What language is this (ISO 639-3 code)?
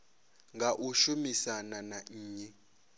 ven